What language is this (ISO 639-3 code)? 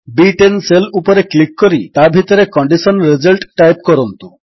ori